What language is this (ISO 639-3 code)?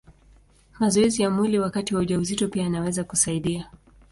swa